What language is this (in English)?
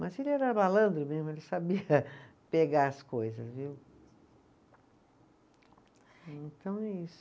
Portuguese